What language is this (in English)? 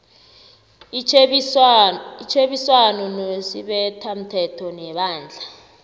South Ndebele